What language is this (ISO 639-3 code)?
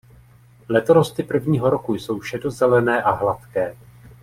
ces